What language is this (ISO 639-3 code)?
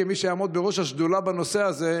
heb